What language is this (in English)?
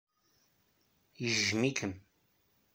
Kabyle